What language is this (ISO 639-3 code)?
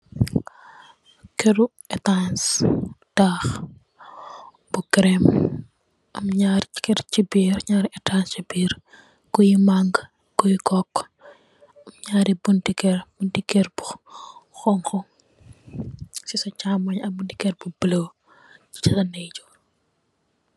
wol